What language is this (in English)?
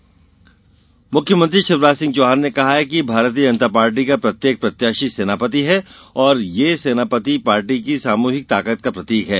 Hindi